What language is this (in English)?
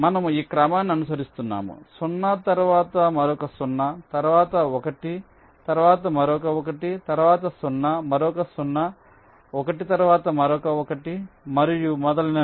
Telugu